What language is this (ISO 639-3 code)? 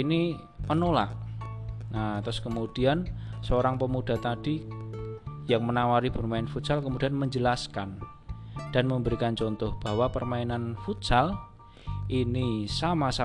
ind